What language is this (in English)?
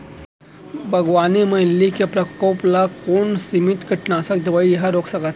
Chhattisgarhi